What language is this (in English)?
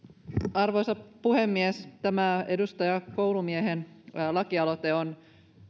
Finnish